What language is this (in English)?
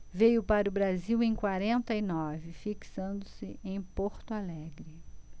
Portuguese